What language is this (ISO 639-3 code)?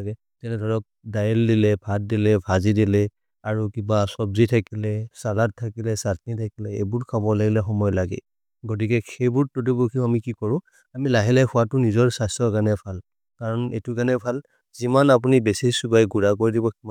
mrr